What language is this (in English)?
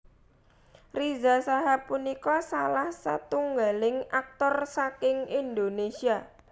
Javanese